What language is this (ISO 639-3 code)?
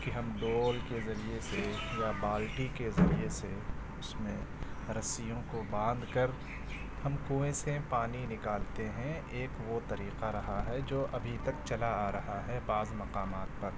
urd